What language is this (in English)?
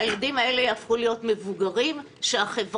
Hebrew